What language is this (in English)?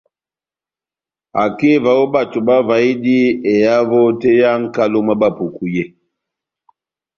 Batanga